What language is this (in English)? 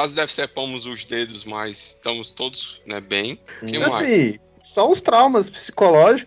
Portuguese